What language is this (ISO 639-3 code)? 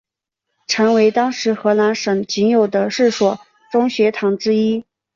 zho